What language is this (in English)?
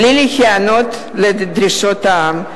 Hebrew